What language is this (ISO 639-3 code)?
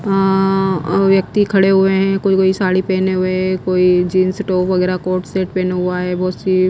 hin